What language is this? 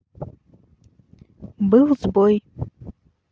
Russian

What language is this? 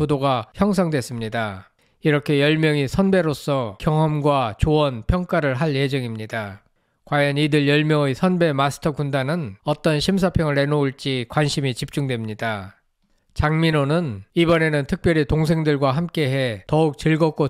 Korean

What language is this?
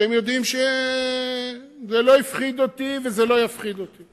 Hebrew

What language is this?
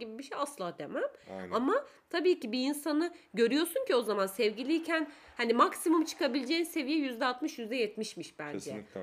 Turkish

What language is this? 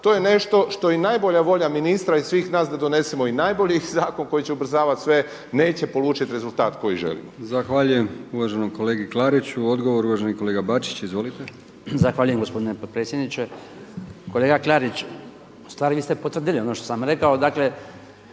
Croatian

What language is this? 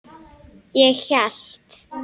Icelandic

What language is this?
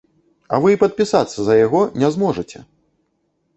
Belarusian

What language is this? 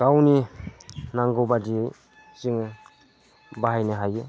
Bodo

